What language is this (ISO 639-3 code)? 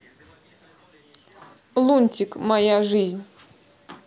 rus